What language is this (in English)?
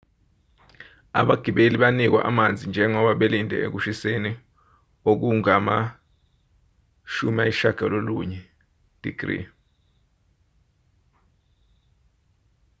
Zulu